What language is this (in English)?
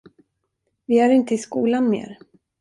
Swedish